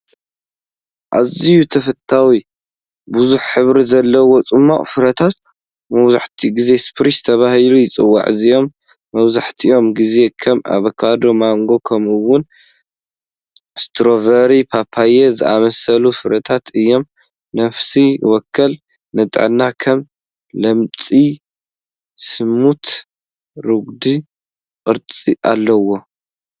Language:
Tigrinya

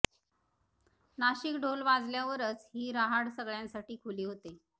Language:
Marathi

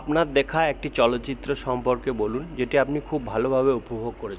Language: Bangla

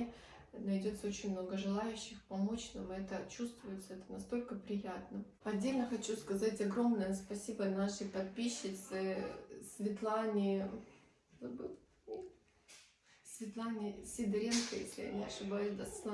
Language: Russian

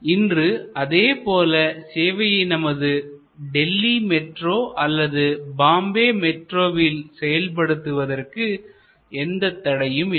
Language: Tamil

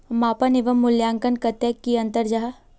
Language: Magahi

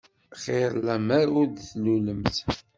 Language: Kabyle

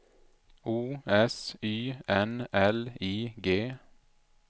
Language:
Swedish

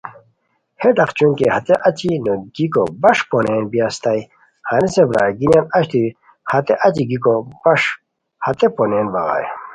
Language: Khowar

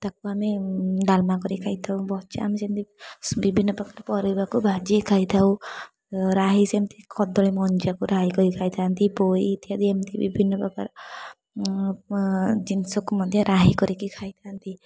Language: Odia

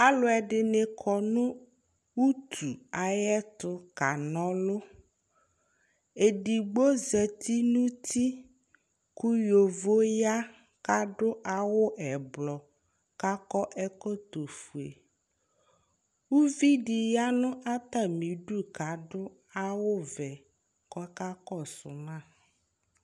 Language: Ikposo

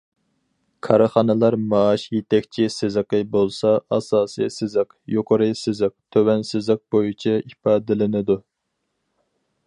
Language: Uyghur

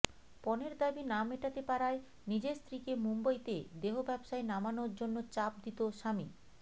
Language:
Bangla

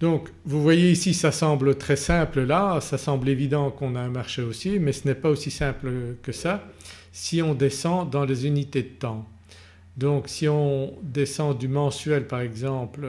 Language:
French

